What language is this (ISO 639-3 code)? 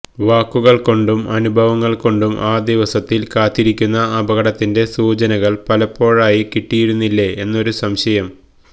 mal